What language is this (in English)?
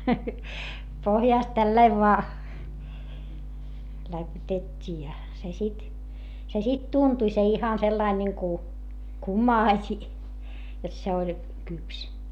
Finnish